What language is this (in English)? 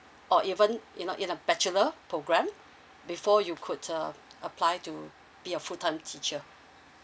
English